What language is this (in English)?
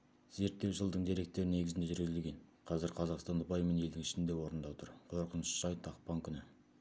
Kazakh